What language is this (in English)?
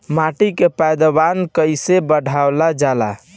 Bhojpuri